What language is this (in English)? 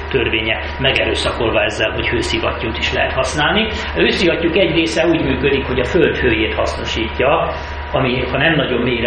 Hungarian